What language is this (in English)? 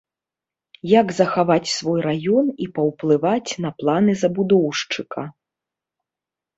Belarusian